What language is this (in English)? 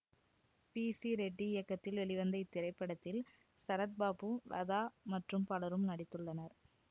Tamil